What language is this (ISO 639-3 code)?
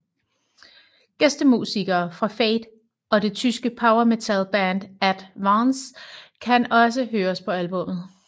dan